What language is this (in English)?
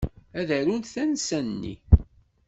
Kabyle